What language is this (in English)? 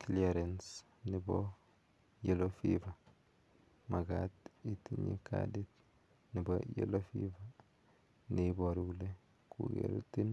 Kalenjin